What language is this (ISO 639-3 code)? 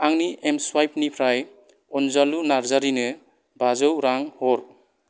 brx